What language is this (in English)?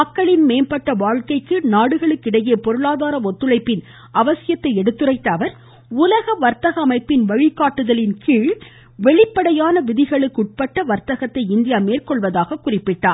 Tamil